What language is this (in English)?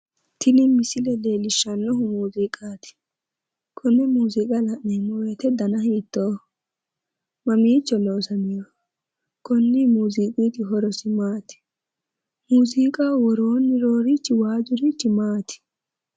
Sidamo